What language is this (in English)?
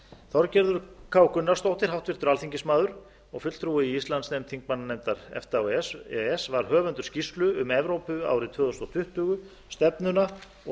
Icelandic